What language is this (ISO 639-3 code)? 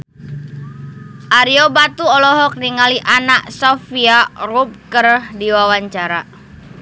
sun